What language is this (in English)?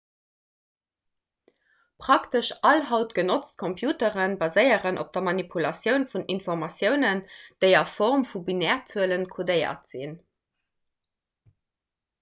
Luxembourgish